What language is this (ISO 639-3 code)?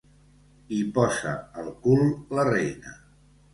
cat